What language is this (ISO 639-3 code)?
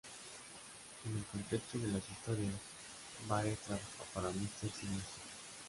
spa